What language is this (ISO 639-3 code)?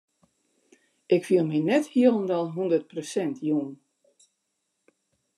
fry